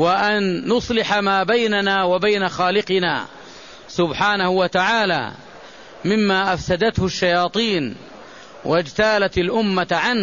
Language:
Arabic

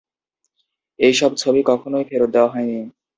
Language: Bangla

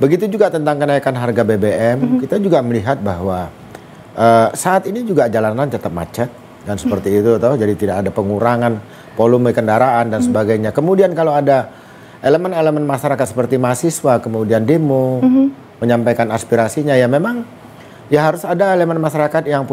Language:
Indonesian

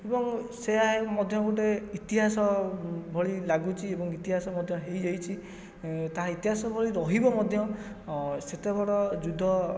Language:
Odia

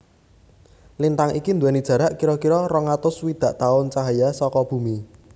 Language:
Javanese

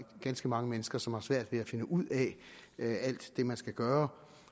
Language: Danish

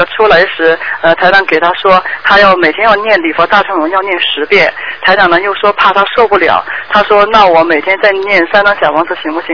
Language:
Chinese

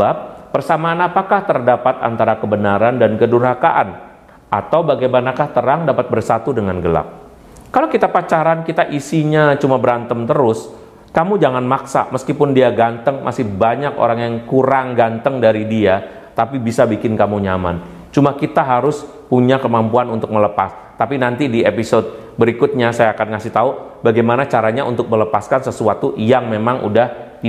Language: Indonesian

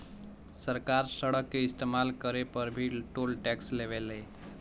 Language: Bhojpuri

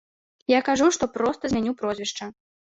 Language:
Belarusian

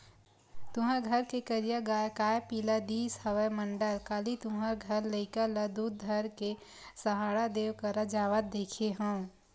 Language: Chhattisgarhi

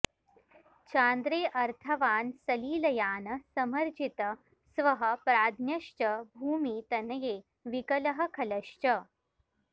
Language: Sanskrit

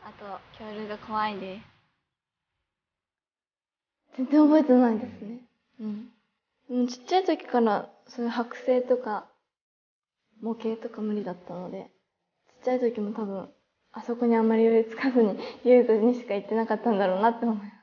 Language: Japanese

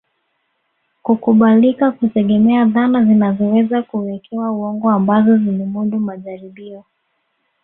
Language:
Swahili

